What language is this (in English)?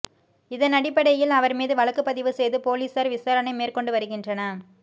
Tamil